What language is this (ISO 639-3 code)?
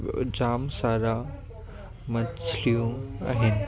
snd